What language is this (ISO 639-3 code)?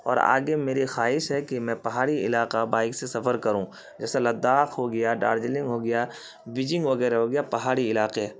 urd